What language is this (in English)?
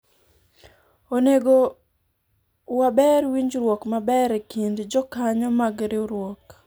Luo (Kenya and Tanzania)